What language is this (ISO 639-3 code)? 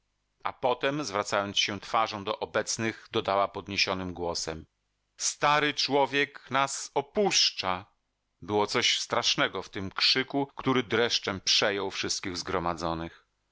pol